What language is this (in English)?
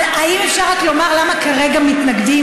Hebrew